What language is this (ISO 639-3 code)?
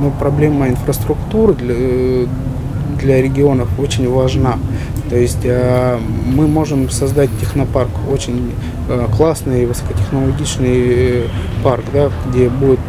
rus